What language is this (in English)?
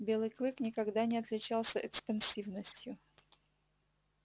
Russian